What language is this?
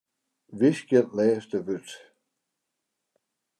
Western Frisian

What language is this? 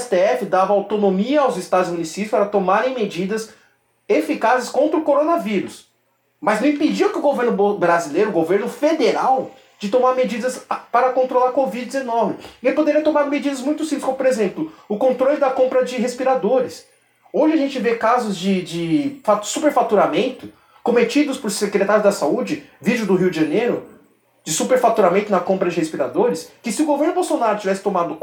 Portuguese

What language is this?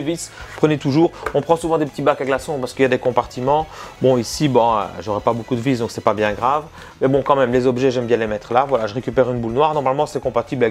French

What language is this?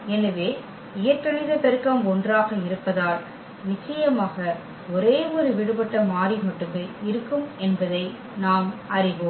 Tamil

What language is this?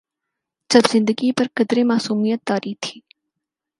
Urdu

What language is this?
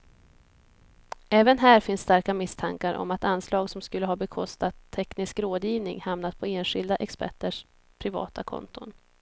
Swedish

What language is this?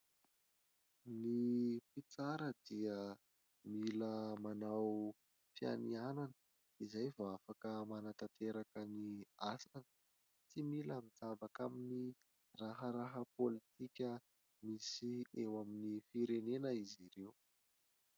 Malagasy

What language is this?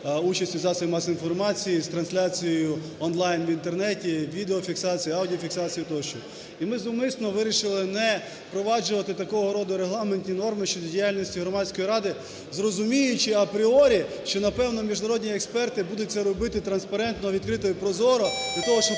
Ukrainian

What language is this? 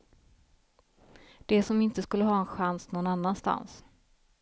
Swedish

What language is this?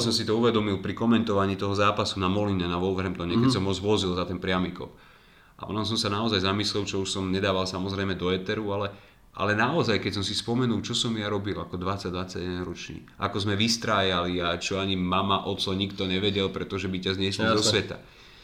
Slovak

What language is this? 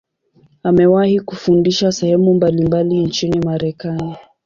Swahili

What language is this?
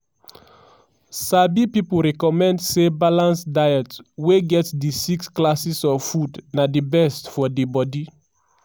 Nigerian Pidgin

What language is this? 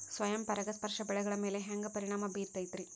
Kannada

